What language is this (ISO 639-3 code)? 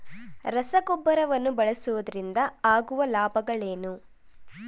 kan